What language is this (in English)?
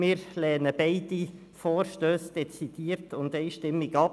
Swiss German